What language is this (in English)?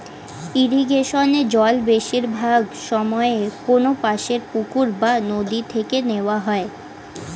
Bangla